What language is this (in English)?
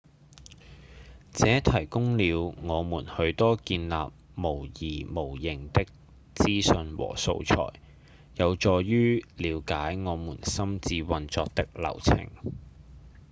Cantonese